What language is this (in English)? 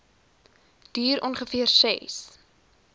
Afrikaans